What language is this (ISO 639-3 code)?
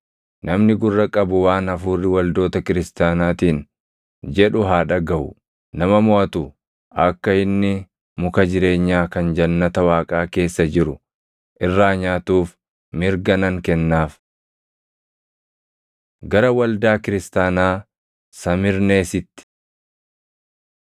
orm